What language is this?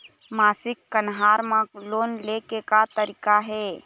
Chhattisgarhi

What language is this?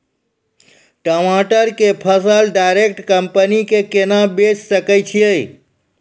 Maithili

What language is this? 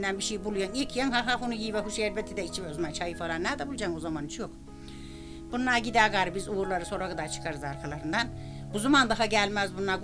Turkish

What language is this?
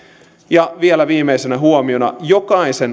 Finnish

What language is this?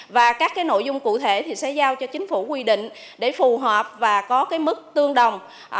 Vietnamese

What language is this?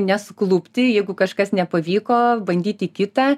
Lithuanian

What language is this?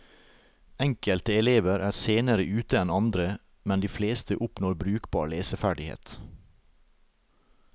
Norwegian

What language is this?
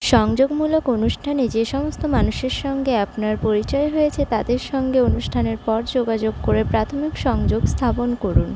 Bangla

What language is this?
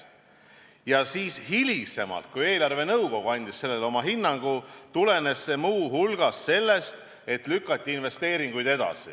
Estonian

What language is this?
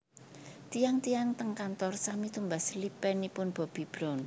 Javanese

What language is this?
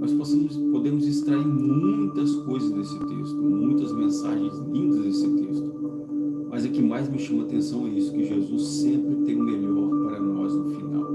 Portuguese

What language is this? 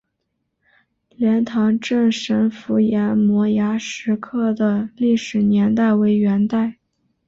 Chinese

